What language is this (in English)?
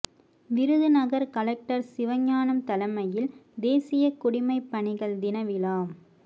Tamil